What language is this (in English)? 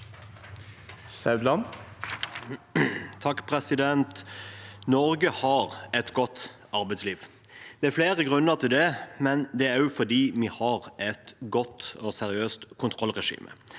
Norwegian